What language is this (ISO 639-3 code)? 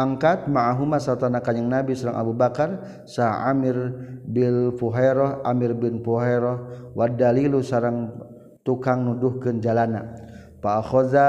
msa